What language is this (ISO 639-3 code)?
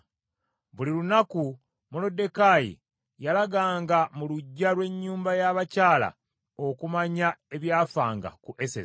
lug